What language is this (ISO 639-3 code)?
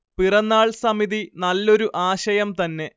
mal